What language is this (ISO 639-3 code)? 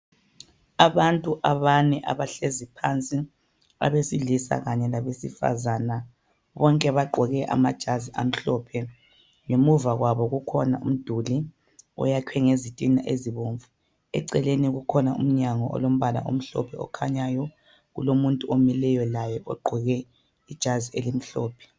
nde